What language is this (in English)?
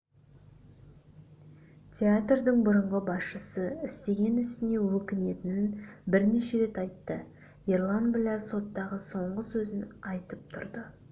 Kazakh